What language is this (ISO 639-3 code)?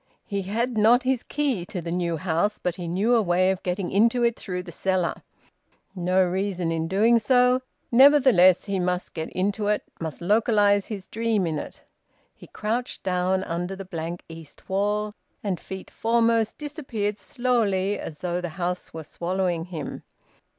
eng